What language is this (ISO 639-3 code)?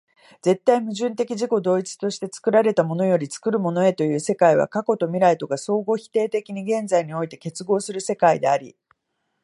jpn